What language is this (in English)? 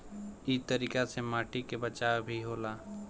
Bhojpuri